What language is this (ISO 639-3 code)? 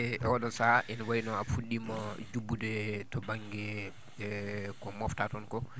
ful